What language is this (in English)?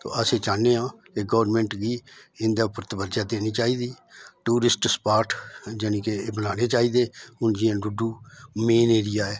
Dogri